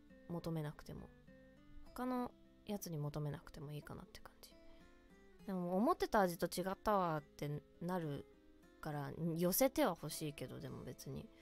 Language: Japanese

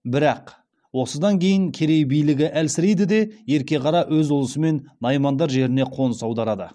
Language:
Kazakh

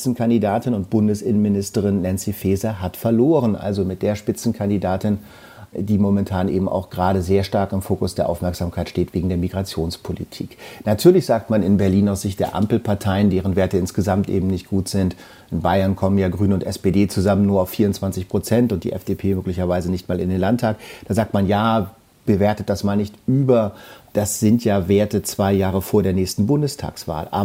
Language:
German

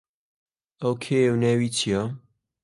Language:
Central Kurdish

